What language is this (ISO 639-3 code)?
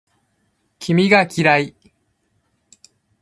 jpn